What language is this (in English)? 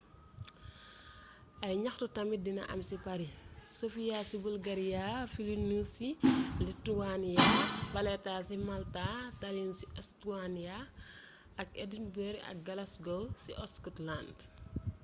Wolof